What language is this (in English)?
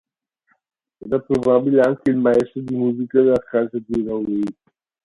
Italian